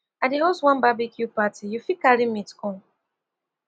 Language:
Nigerian Pidgin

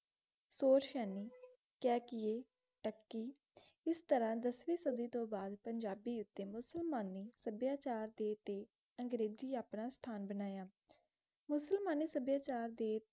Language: Punjabi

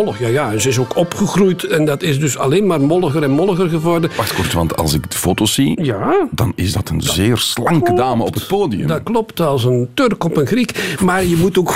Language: Dutch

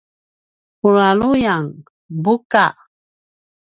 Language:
Paiwan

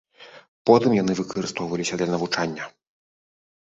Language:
Belarusian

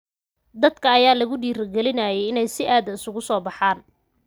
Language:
Somali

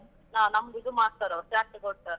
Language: Kannada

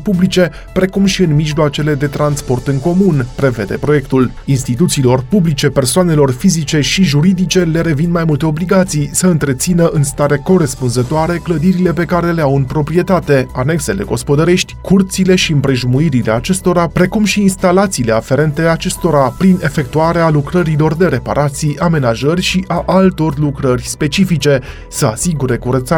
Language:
Romanian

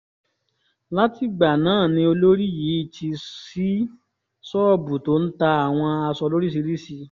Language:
Yoruba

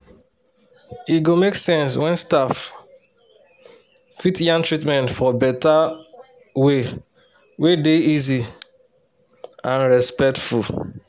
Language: Nigerian Pidgin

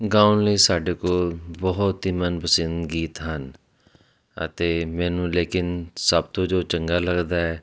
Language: Punjabi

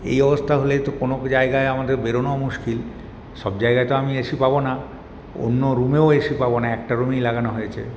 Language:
Bangla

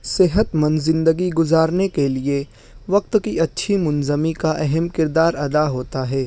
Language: Urdu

